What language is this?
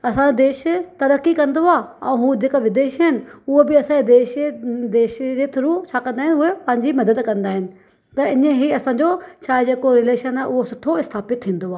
Sindhi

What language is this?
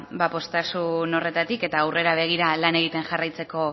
Basque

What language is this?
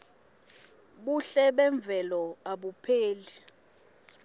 Swati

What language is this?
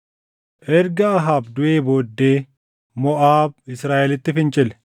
Oromo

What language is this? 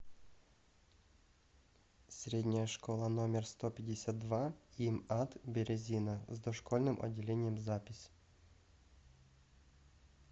Russian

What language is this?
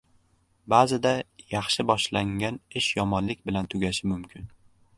Uzbek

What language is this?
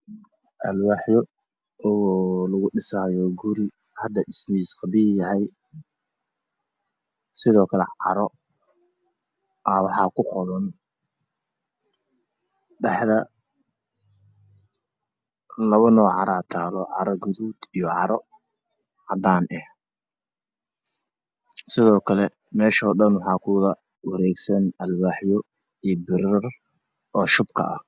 Somali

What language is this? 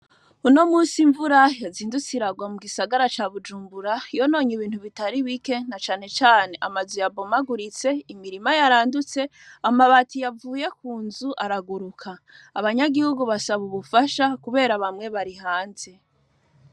Rundi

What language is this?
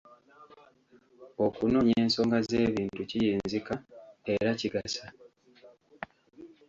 Ganda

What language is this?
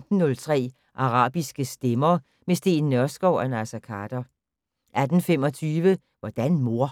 Danish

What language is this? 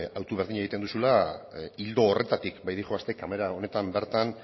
Basque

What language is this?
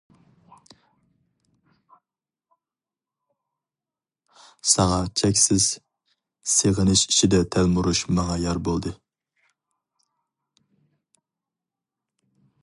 Uyghur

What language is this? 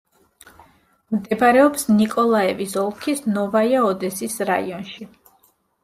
Georgian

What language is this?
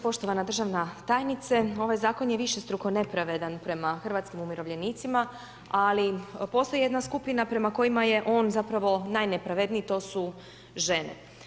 Croatian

